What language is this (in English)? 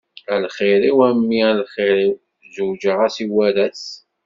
Kabyle